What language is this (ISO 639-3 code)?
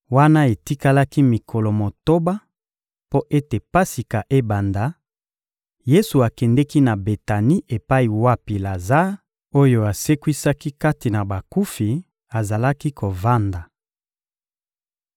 lin